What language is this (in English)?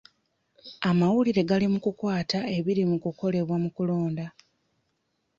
Ganda